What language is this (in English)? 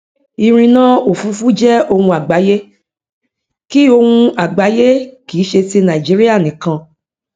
Yoruba